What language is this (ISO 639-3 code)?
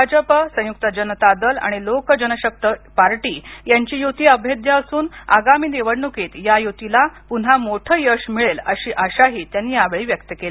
mar